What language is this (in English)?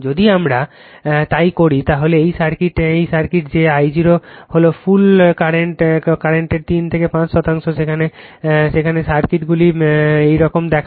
Bangla